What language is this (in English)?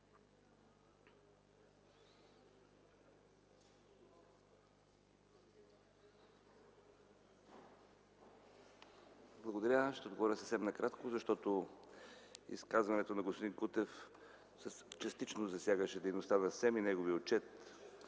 Bulgarian